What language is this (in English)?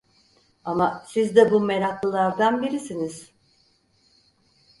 Turkish